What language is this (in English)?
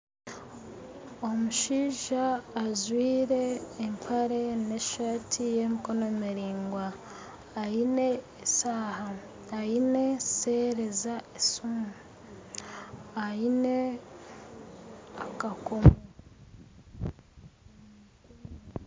Nyankole